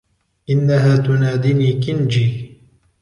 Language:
Arabic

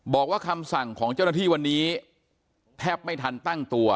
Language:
Thai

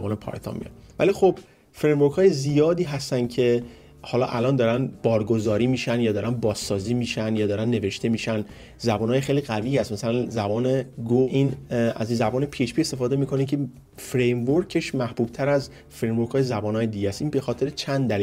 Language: Persian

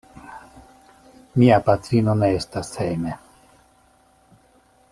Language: Esperanto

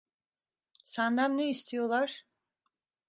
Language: Turkish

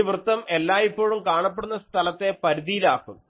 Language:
Malayalam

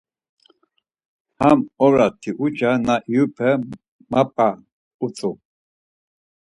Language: Laz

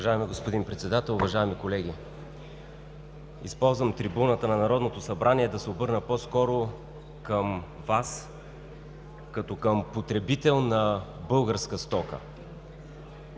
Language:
Bulgarian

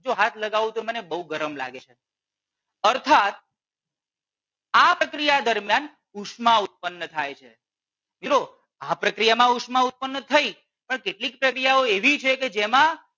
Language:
Gujarati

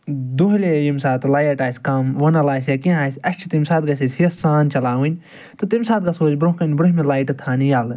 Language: Kashmiri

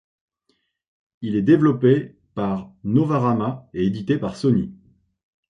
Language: French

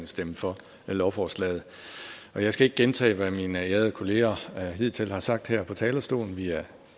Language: Danish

